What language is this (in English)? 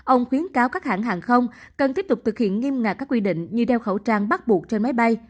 Vietnamese